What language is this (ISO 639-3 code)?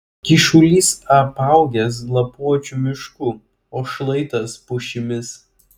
lit